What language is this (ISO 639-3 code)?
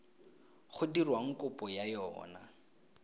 tsn